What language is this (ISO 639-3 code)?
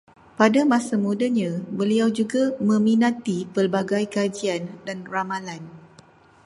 msa